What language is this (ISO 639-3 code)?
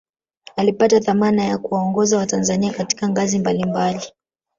swa